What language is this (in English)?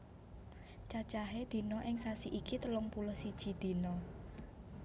Javanese